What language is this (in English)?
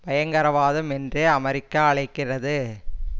Tamil